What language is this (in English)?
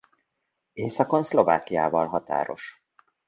Hungarian